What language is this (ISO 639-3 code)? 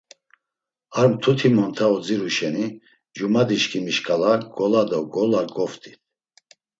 lzz